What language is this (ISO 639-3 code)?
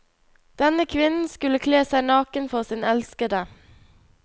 nor